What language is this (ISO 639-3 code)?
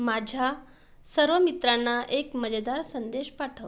mar